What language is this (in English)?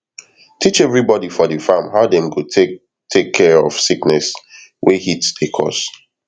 Nigerian Pidgin